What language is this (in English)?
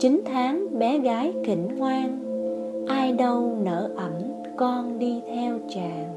Vietnamese